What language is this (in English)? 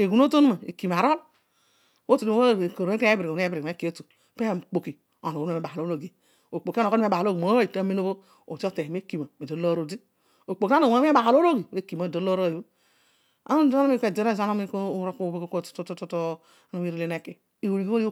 Odual